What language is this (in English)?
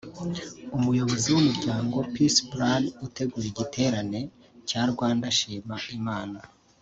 Kinyarwanda